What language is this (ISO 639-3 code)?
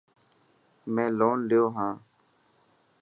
mki